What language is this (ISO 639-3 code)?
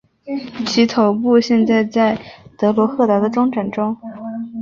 zho